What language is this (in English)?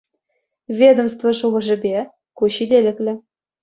Chuvash